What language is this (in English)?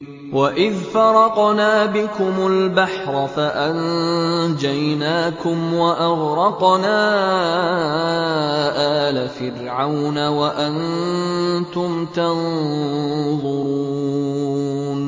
Arabic